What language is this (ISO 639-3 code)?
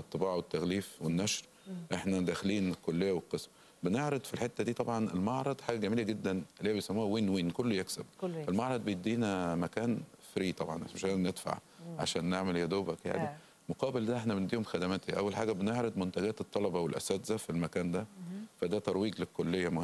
ara